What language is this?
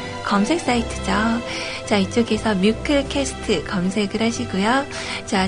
Korean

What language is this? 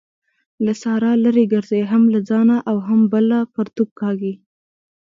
Pashto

